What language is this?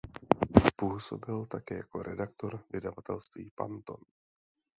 Czech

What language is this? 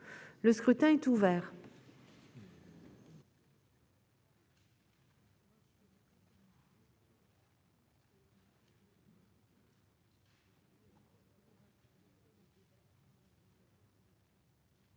French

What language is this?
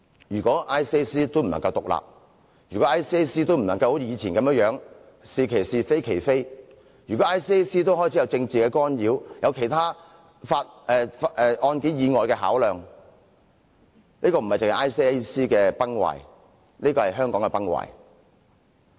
Cantonese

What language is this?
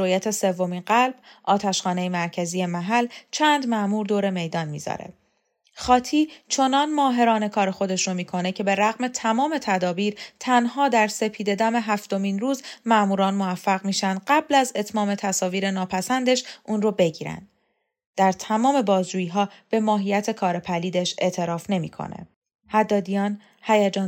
Persian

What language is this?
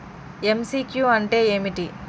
Telugu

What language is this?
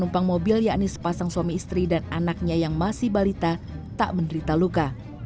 Indonesian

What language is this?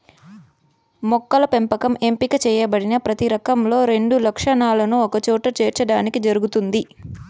Telugu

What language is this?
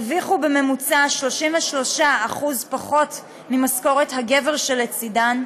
Hebrew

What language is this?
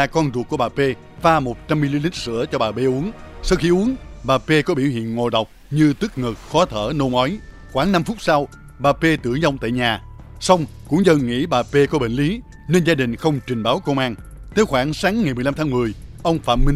Vietnamese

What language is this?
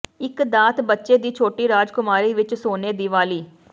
Punjabi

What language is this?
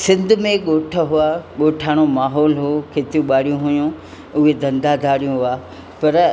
Sindhi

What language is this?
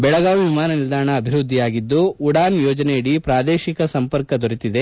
Kannada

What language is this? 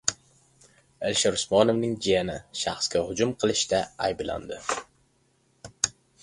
Uzbek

